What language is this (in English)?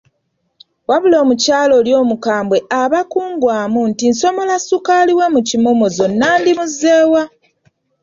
Ganda